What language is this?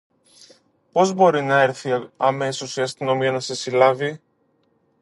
Greek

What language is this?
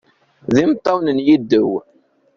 Kabyle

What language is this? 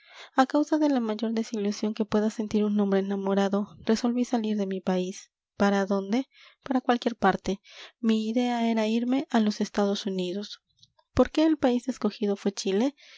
Spanish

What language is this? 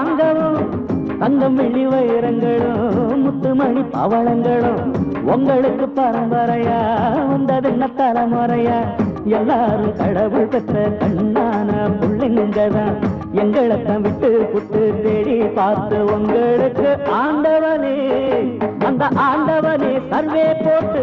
Tamil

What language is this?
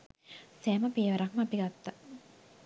Sinhala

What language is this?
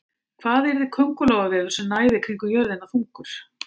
Icelandic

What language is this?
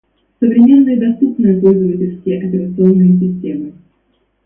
Russian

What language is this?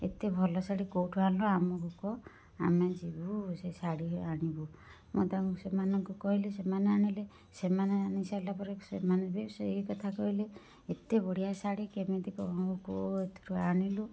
Odia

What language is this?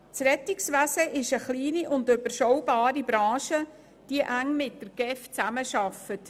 Swiss German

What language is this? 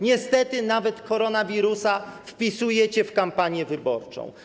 Polish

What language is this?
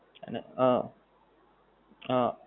Gujarati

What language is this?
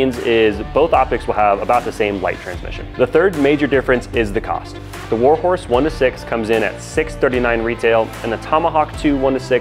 English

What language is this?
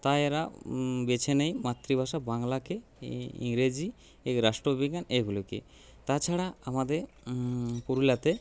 Bangla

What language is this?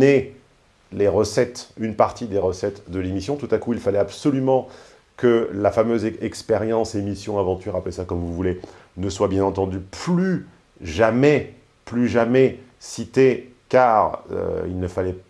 French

